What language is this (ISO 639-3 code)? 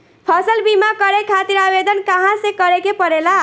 bho